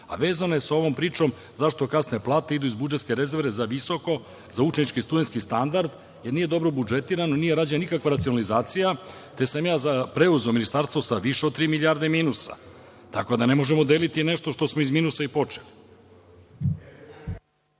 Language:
Serbian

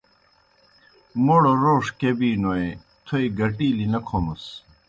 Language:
Kohistani Shina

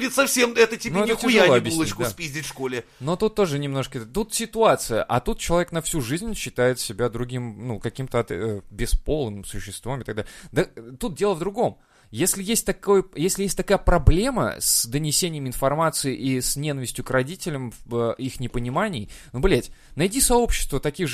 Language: Russian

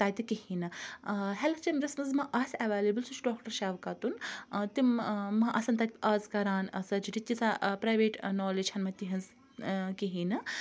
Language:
Kashmiri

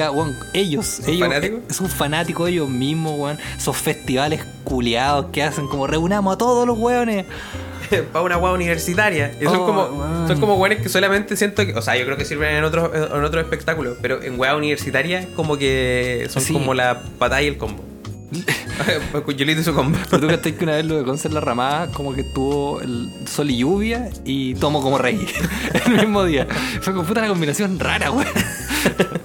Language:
Spanish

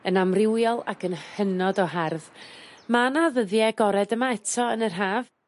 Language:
Welsh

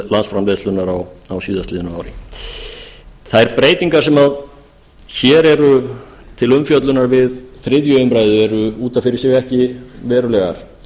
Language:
Icelandic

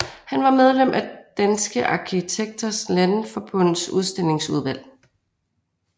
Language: Danish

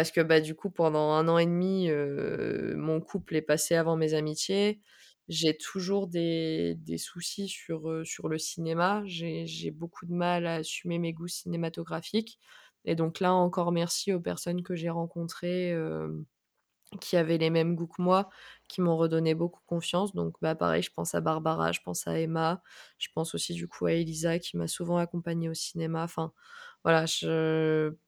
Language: French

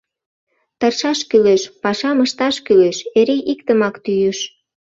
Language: Mari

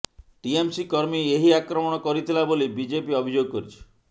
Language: Odia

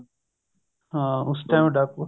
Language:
Punjabi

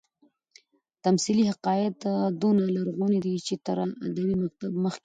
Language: Pashto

